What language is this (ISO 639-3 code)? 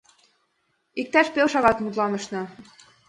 chm